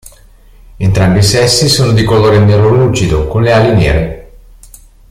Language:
Italian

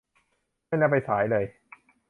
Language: Thai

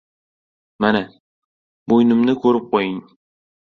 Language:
Uzbek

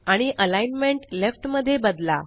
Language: Marathi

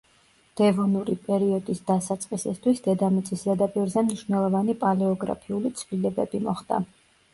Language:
Georgian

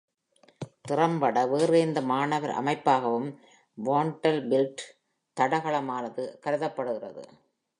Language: Tamil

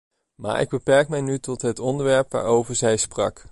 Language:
Dutch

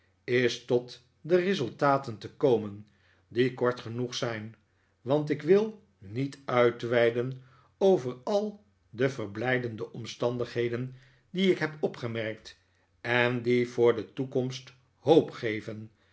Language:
Dutch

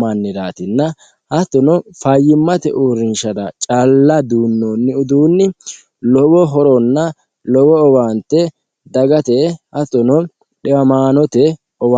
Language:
Sidamo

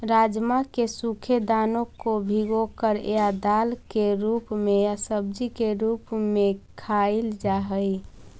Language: Magahi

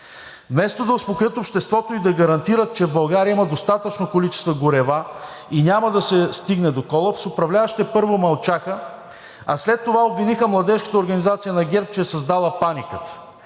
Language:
Bulgarian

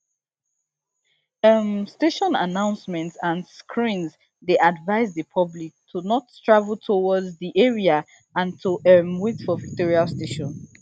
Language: Nigerian Pidgin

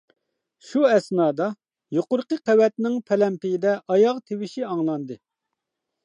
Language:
Uyghur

